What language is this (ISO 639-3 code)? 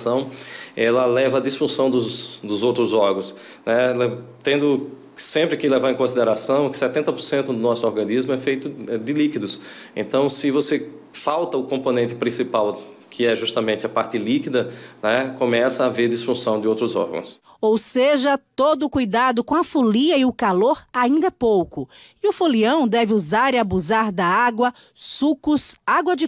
por